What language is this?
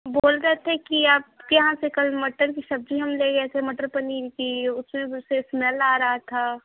Hindi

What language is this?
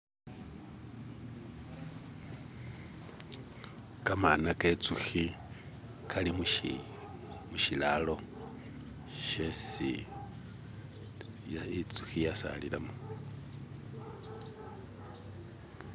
Masaaba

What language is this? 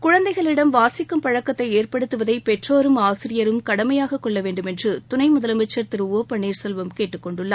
Tamil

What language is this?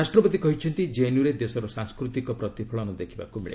Odia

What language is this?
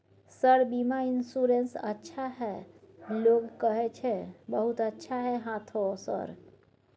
Maithili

